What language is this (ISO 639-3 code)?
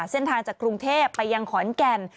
tha